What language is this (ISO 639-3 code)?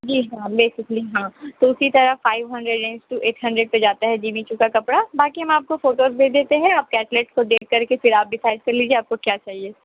urd